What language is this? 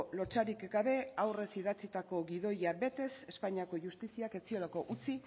Basque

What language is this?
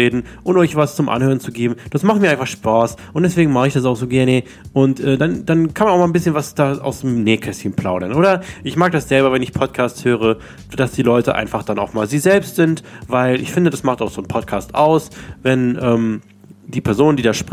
German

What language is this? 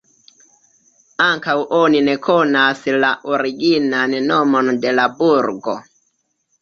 Esperanto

